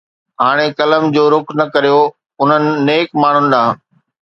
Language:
Sindhi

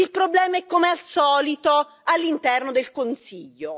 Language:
Italian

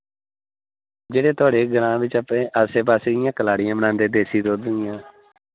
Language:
Dogri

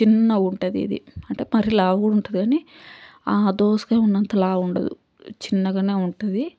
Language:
Telugu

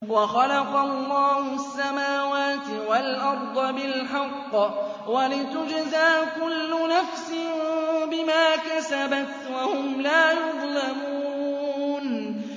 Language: Arabic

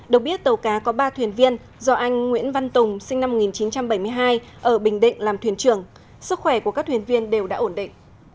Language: Vietnamese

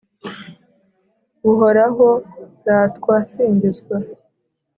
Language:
Kinyarwanda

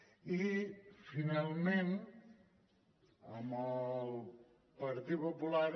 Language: Catalan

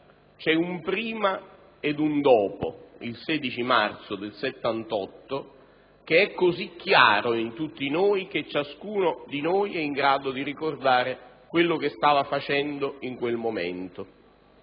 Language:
Italian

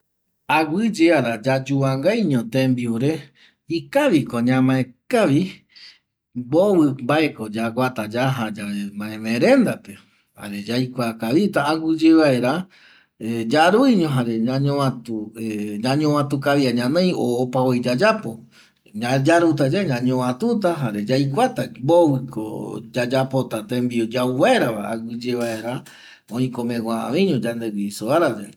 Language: Eastern Bolivian Guaraní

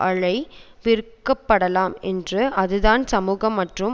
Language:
Tamil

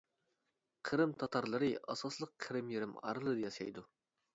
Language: Uyghur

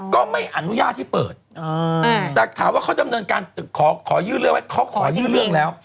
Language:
Thai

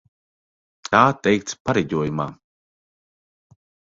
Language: Latvian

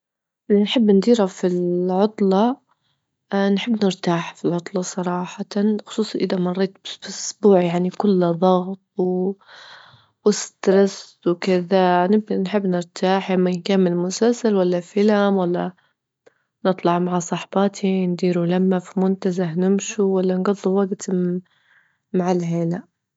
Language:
Libyan Arabic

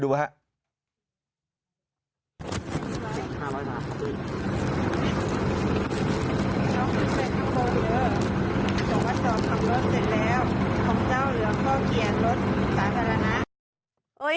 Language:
Thai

